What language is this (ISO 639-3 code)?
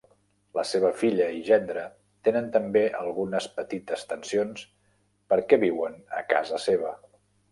cat